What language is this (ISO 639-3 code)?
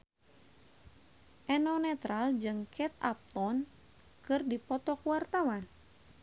sun